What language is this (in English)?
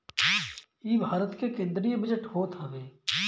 Bhojpuri